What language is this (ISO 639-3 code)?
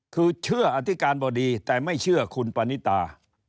tha